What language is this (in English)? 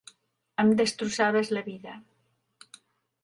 Catalan